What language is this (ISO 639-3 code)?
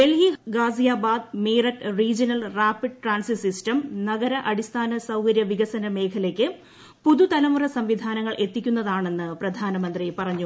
mal